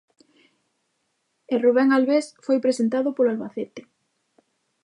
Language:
Galician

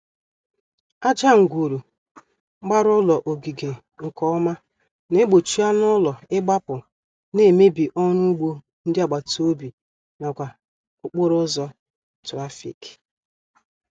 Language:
Igbo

